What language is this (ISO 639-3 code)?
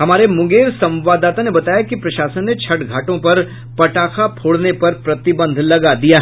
hin